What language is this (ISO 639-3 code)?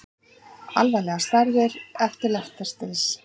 isl